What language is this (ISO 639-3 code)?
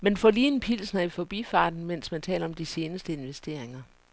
dan